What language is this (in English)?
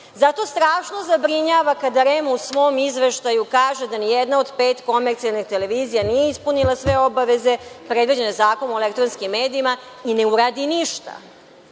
Serbian